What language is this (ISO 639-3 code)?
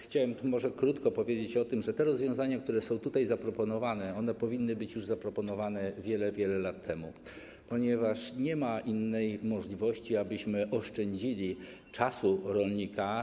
pol